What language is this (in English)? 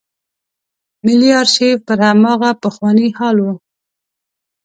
Pashto